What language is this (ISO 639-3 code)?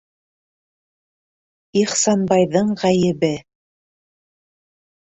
bak